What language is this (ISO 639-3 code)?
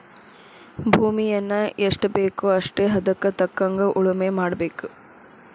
kan